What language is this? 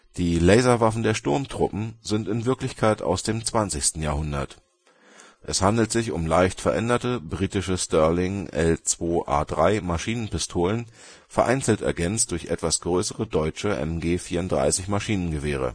German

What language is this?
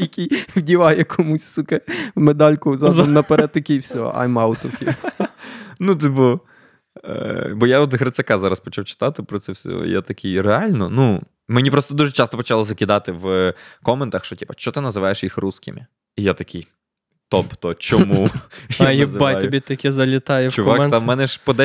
Ukrainian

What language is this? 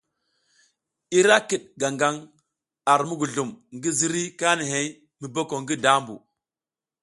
South Giziga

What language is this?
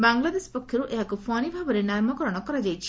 Odia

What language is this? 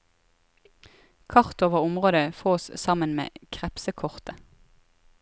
Norwegian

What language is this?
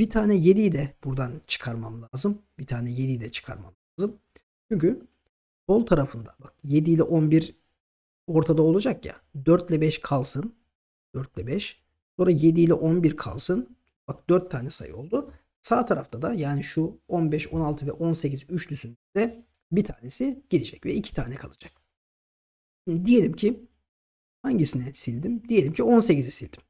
Turkish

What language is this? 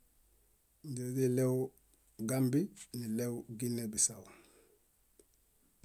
Bayot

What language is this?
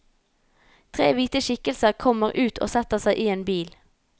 Norwegian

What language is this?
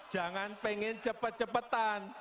Indonesian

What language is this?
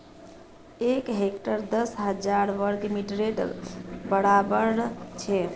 Magahi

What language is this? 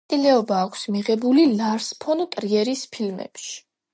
Georgian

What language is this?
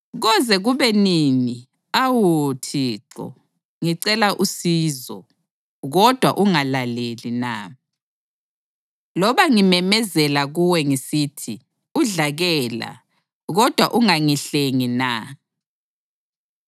North Ndebele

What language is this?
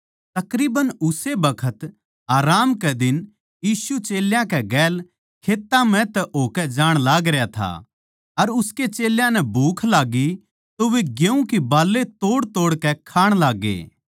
Haryanvi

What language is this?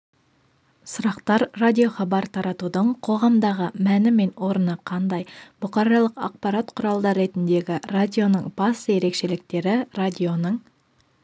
Kazakh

